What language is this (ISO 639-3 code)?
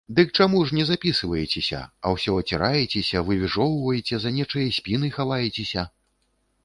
bel